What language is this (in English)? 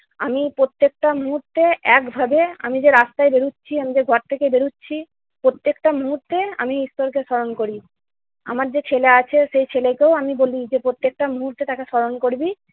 Bangla